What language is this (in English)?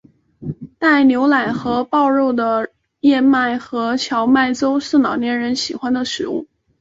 Chinese